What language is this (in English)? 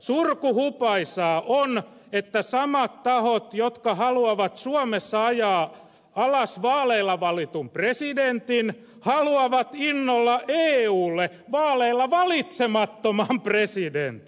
Finnish